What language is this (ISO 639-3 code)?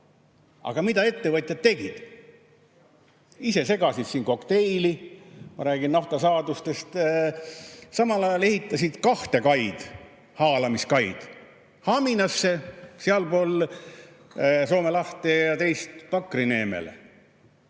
est